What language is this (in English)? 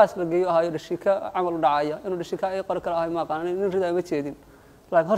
Arabic